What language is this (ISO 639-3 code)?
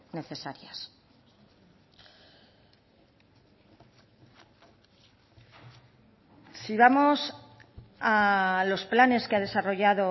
spa